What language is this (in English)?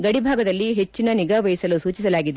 Kannada